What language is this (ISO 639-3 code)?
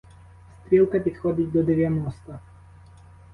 ukr